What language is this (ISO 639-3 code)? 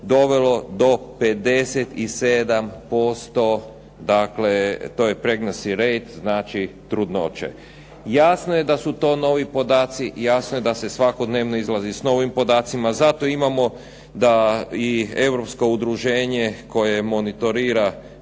hrv